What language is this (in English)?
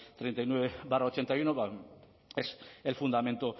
Spanish